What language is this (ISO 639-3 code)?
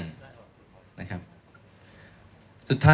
tha